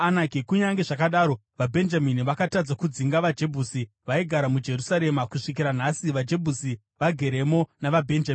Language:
Shona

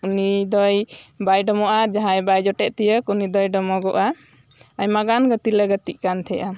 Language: Santali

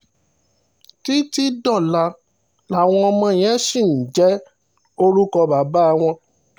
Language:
Yoruba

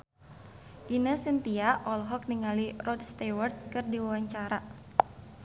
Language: Sundanese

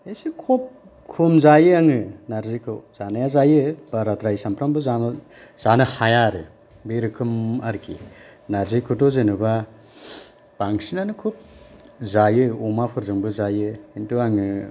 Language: Bodo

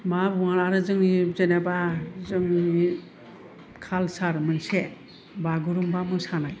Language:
Bodo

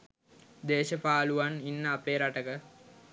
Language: Sinhala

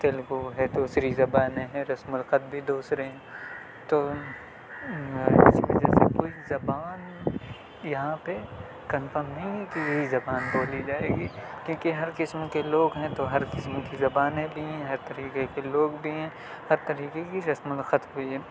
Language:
Urdu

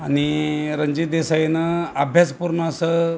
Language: Marathi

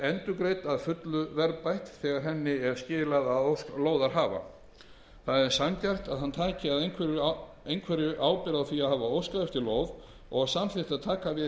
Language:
Icelandic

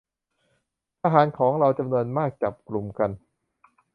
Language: Thai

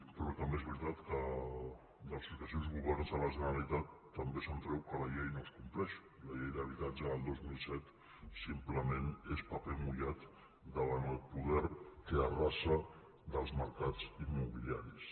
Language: Catalan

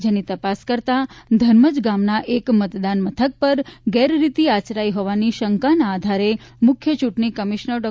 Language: Gujarati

